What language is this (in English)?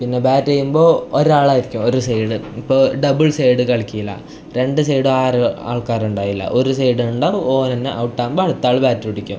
Malayalam